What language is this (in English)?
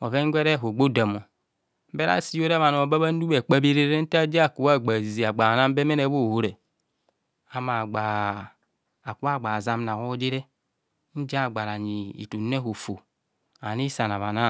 Kohumono